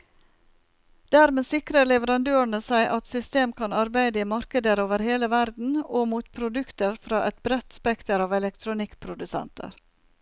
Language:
Norwegian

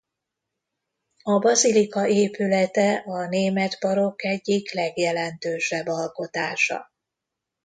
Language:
Hungarian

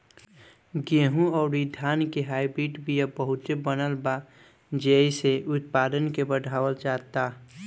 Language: Bhojpuri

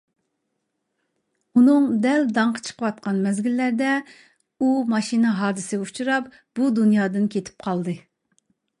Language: Uyghur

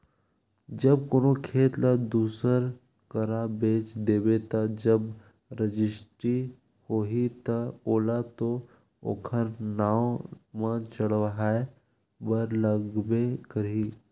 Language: Chhattisgarhi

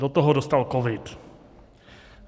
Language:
Czech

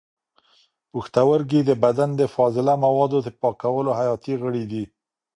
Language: Pashto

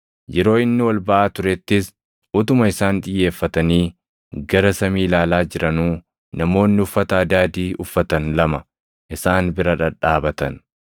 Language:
Oromo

